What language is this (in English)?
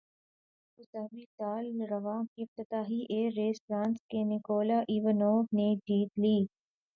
Urdu